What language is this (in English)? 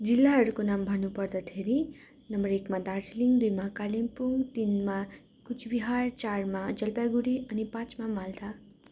Nepali